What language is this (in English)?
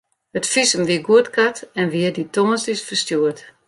Western Frisian